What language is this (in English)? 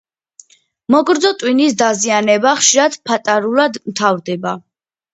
Georgian